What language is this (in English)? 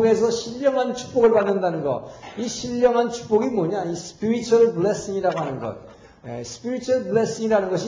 Korean